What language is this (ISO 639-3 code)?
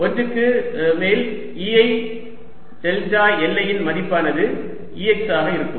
tam